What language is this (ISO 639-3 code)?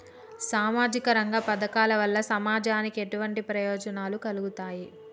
tel